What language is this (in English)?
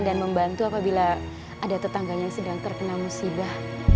Indonesian